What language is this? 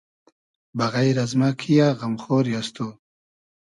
Hazaragi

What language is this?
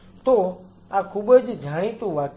Gujarati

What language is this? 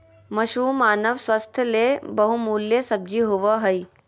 Magahi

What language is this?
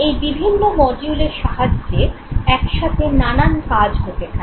Bangla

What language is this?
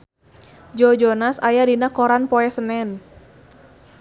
Sundanese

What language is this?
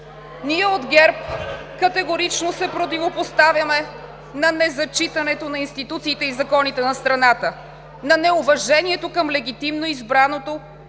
Bulgarian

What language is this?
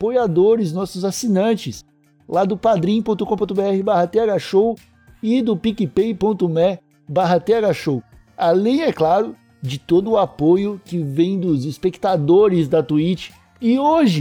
Portuguese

